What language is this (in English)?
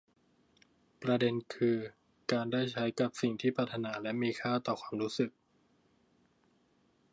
Thai